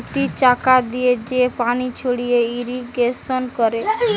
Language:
Bangla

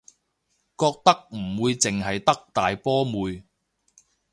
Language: Cantonese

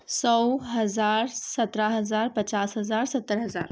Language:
Urdu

